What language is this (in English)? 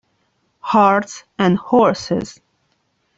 Italian